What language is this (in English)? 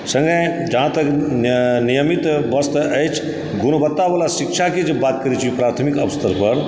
Maithili